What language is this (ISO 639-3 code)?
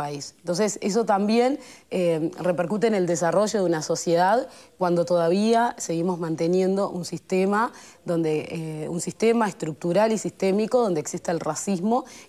spa